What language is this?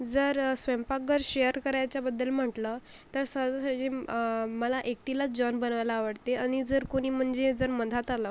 Marathi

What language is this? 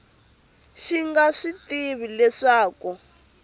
Tsonga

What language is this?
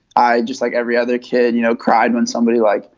English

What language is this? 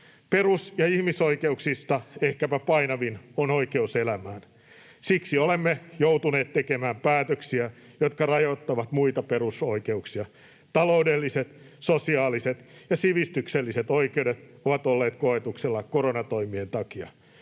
Finnish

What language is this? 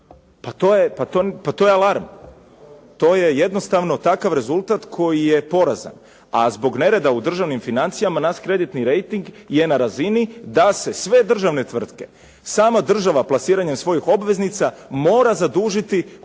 Croatian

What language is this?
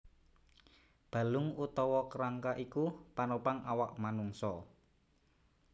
Javanese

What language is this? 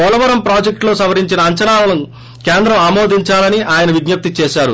Telugu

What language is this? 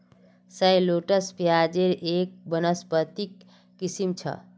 Magahi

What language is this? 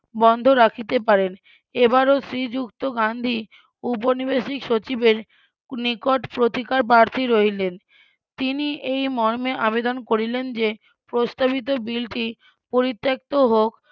Bangla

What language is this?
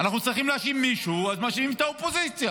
Hebrew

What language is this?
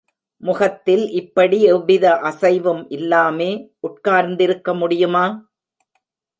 Tamil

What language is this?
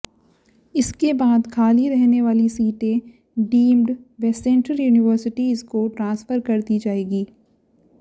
Hindi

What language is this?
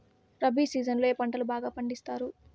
Telugu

